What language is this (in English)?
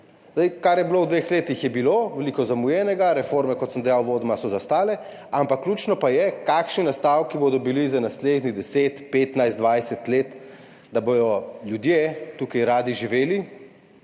Slovenian